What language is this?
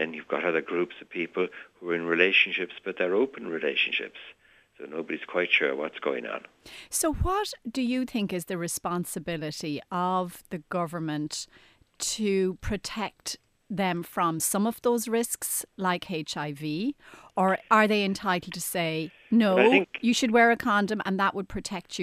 English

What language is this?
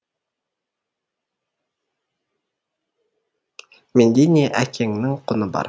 Kazakh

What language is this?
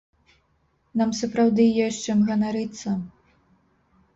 Belarusian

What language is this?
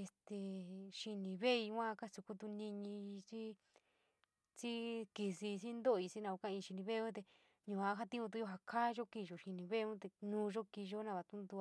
San Miguel El Grande Mixtec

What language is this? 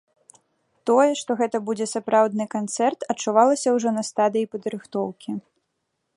Belarusian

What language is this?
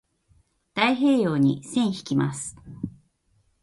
Japanese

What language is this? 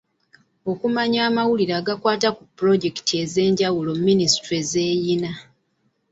Ganda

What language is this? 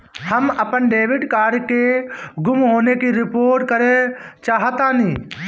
Bhojpuri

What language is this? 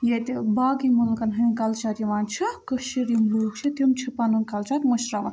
Kashmiri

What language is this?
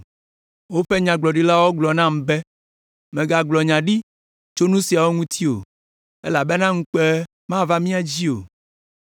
Ewe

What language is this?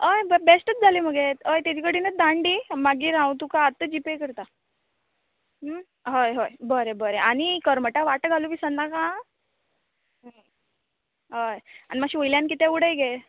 Konkani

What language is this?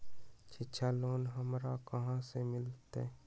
Magahi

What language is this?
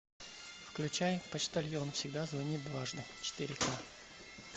Russian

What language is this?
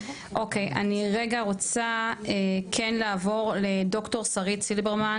Hebrew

